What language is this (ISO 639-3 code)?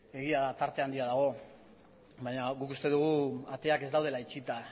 eus